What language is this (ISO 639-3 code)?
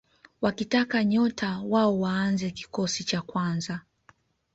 swa